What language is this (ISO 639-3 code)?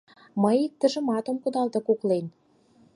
chm